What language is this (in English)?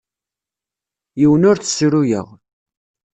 Kabyle